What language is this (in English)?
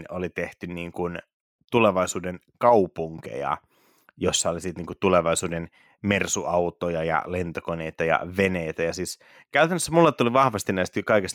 Finnish